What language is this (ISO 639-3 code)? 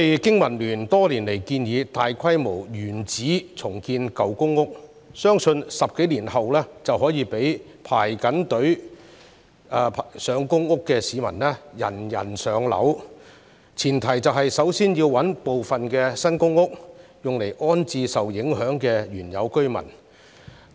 yue